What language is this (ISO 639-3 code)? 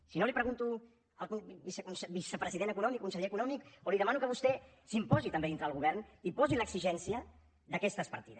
cat